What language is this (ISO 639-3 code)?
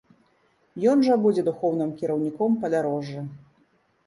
bel